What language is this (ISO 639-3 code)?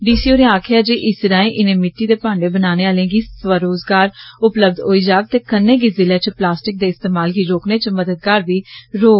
doi